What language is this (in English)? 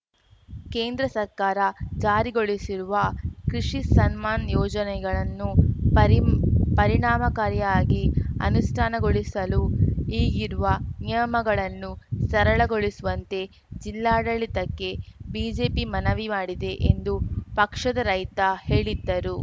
Kannada